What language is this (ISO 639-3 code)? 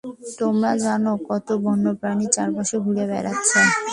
ben